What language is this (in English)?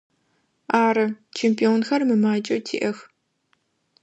Adyghe